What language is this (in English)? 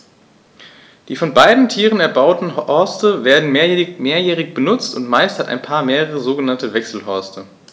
German